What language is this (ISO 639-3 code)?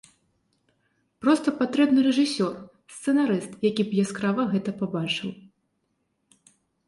bel